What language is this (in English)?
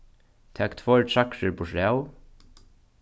Faroese